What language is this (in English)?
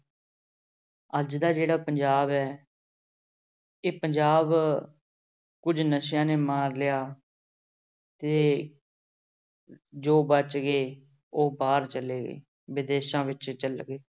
Punjabi